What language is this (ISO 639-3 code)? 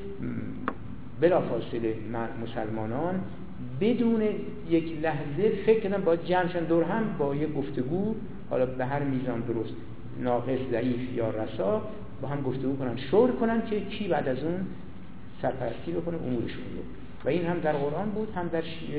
fas